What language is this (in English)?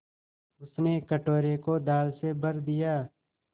Hindi